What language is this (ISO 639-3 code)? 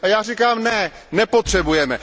ces